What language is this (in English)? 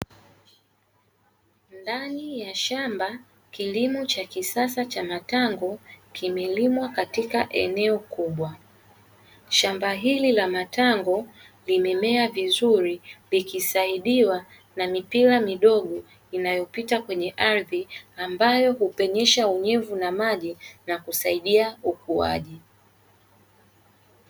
Swahili